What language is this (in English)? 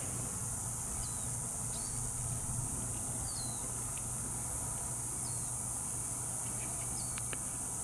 Japanese